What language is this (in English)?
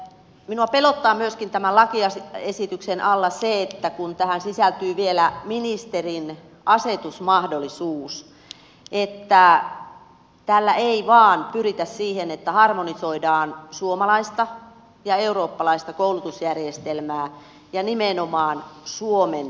Finnish